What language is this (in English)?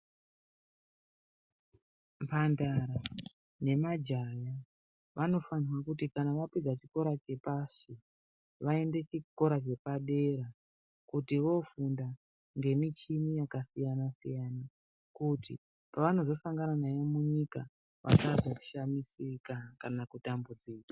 Ndau